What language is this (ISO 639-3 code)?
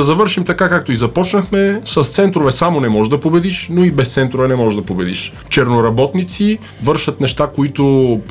bul